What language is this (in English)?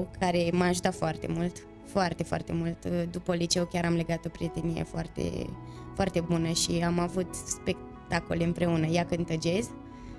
Romanian